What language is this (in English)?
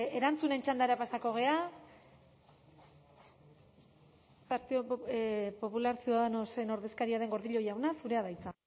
Basque